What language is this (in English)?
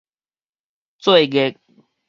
Min Nan Chinese